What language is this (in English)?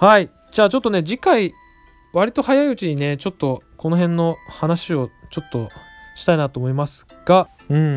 Japanese